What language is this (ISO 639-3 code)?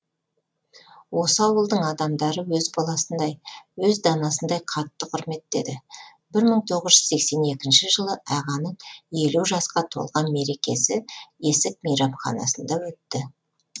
kaz